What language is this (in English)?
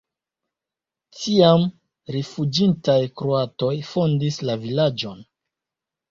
Esperanto